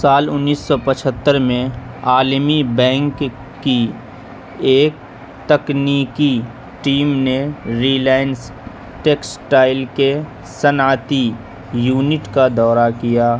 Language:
Urdu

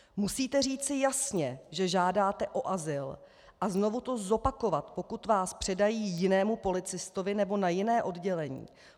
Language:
Czech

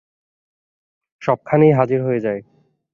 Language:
Bangla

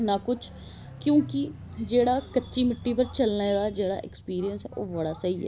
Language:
Dogri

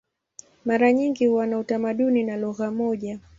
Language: Swahili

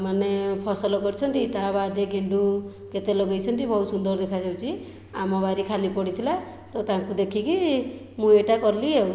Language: Odia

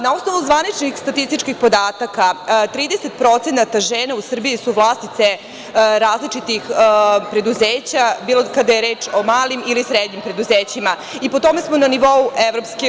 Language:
Serbian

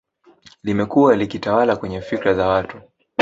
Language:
Swahili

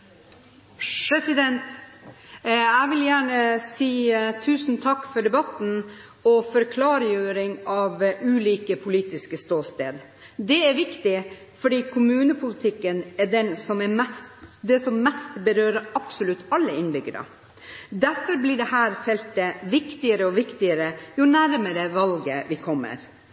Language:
Norwegian Bokmål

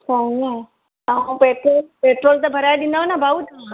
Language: Sindhi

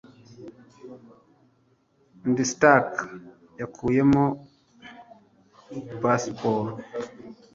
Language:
Kinyarwanda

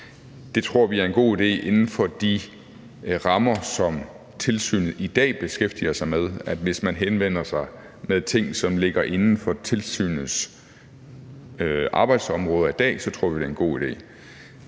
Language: Danish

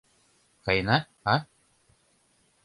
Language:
Mari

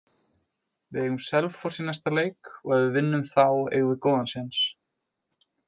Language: Icelandic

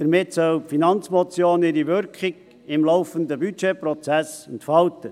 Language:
Swiss German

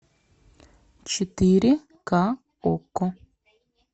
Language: Russian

